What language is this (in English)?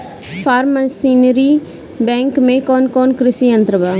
Bhojpuri